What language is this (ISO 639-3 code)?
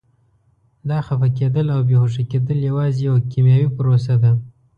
pus